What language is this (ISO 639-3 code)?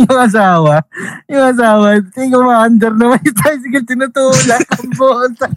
fil